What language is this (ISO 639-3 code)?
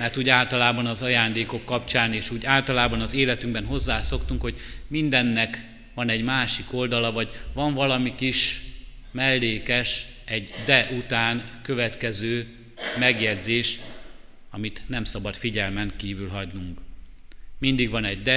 hun